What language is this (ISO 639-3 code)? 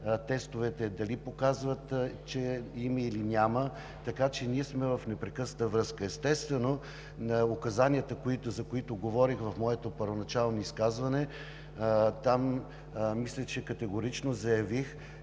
bul